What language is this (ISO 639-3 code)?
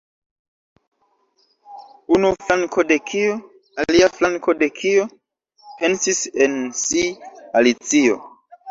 epo